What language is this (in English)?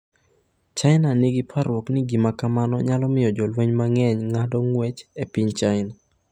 Luo (Kenya and Tanzania)